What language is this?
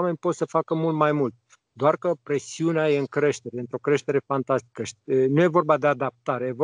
Romanian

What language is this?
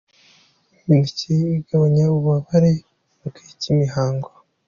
Kinyarwanda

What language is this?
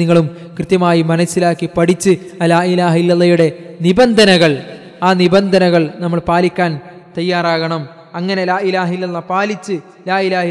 Malayalam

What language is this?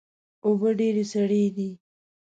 Pashto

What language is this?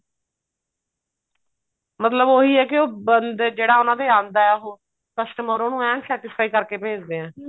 Punjabi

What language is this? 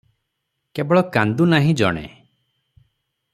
Odia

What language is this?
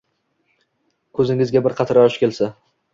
Uzbek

